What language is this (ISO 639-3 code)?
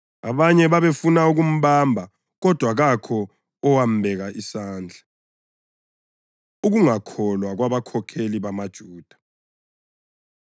nde